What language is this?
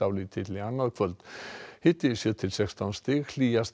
Icelandic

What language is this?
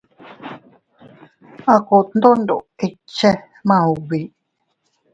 Teutila Cuicatec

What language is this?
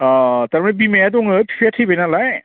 Bodo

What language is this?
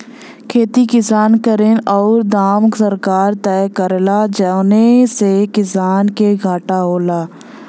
Bhojpuri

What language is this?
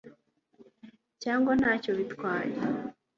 Kinyarwanda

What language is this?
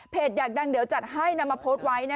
Thai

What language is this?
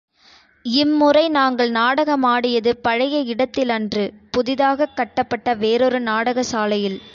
Tamil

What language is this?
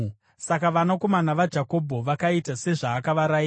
Shona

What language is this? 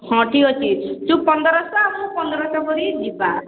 Odia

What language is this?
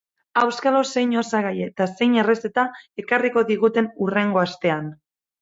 Basque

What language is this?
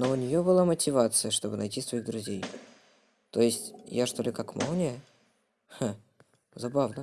Russian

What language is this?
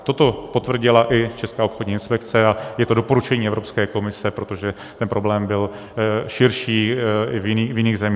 Czech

